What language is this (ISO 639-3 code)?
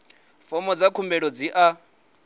ven